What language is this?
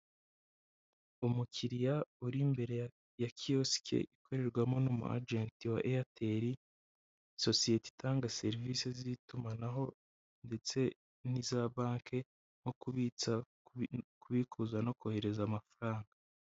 Kinyarwanda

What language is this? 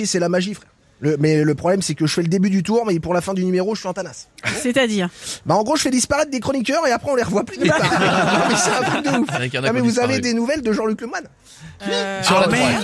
French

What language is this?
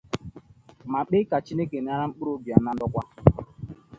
Igbo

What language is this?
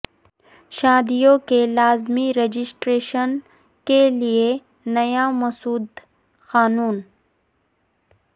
Urdu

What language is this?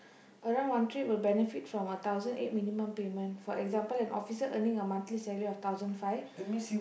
English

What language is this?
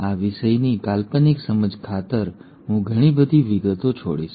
Gujarati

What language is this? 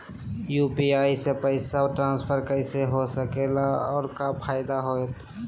Magahi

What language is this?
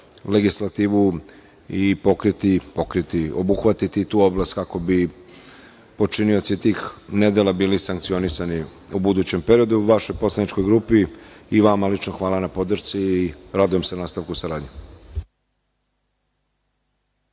Serbian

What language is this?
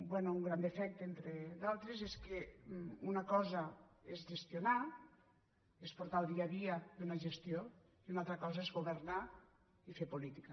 Catalan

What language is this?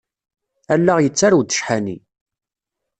Kabyle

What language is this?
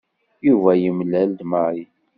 Kabyle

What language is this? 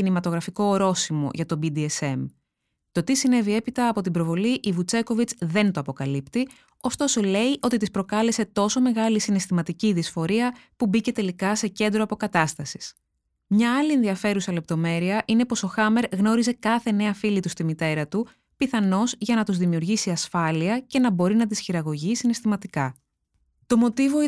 Greek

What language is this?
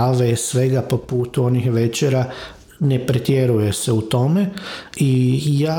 Croatian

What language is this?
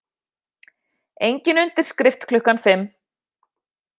Icelandic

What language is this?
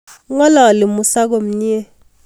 Kalenjin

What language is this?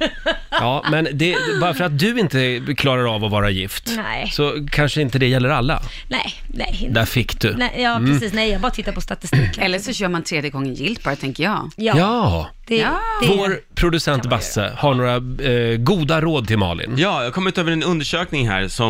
Swedish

